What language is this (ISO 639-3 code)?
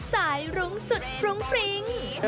tha